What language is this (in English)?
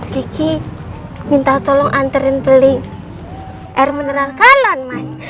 Indonesian